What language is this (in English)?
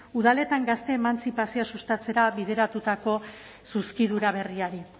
Basque